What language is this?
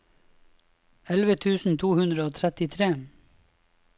Norwegian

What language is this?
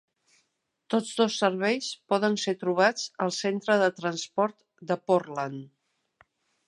Catalan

